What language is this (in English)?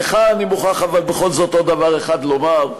Hebrew